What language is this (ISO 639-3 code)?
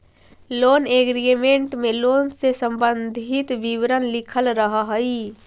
mag